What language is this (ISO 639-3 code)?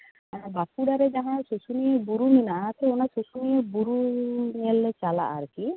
sat